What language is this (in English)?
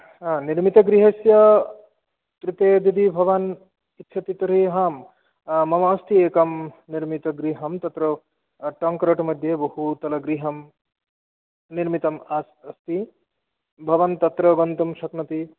Sanskrit